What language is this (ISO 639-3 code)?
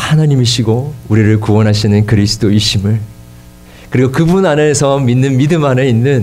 kor